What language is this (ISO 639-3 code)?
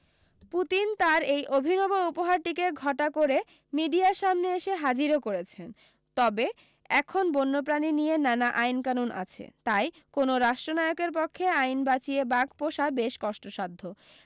ben